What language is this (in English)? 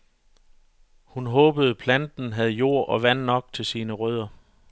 Danish